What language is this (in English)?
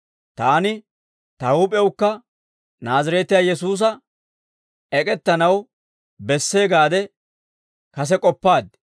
Dawro